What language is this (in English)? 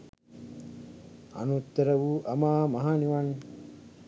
Sinhala